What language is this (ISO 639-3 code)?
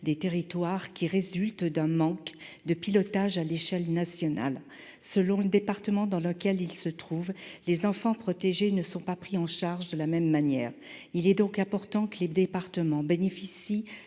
fra